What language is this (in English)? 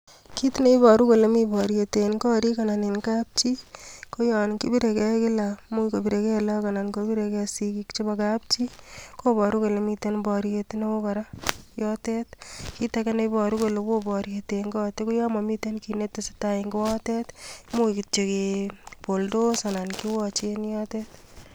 Kalenjin